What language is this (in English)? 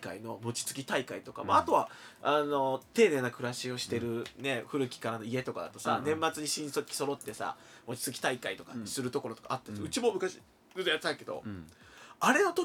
Japanese